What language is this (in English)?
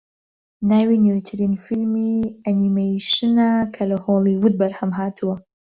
Central Kurdish